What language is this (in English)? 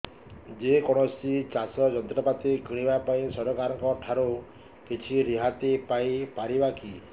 Odia